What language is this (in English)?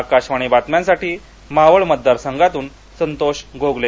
Marathi